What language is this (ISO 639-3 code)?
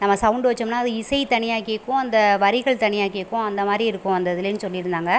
tam